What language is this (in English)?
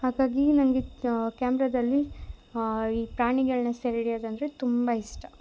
Kannada